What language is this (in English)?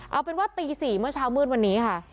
Thai